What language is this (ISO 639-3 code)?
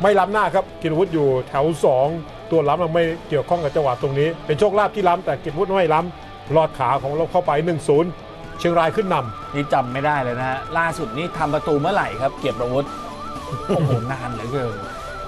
tha